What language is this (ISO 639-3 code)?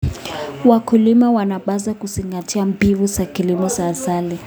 kln